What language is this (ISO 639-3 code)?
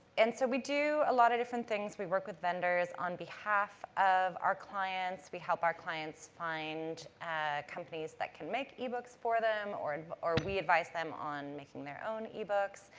eng